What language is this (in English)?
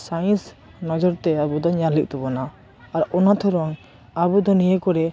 Santali